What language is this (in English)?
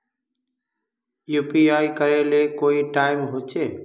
Magahi